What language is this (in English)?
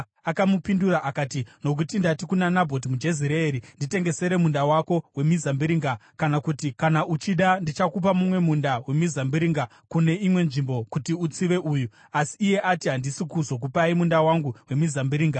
Shona